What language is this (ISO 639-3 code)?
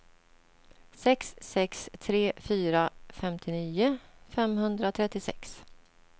swe